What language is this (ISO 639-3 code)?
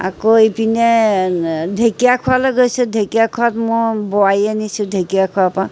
asm